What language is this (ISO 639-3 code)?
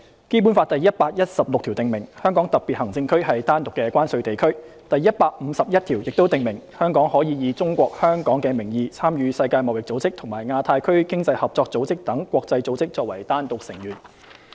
yue